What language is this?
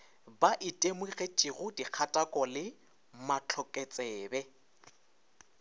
Northern Sotho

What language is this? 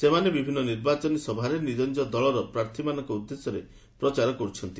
Odia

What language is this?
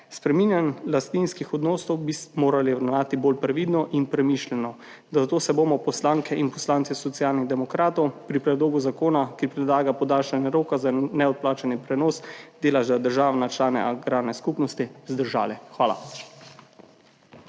Slovenian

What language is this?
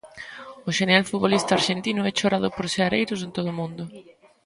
Galician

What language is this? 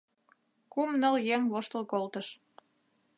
Mari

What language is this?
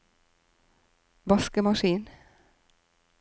Norwegian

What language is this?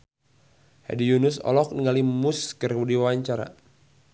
Sundanese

